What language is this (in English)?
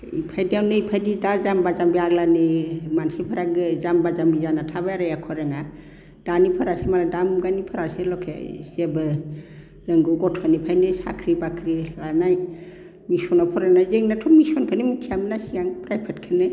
Bodo